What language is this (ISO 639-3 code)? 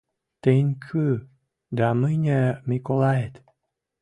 mrj